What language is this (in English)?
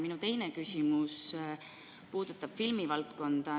Estonian